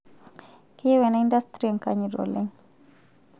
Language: Masai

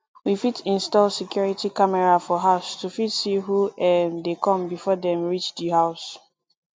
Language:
Nigerian Pidgin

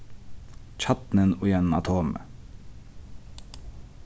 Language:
Faroese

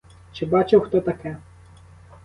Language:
Ukrainian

